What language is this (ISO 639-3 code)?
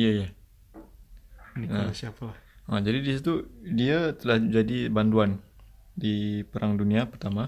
ind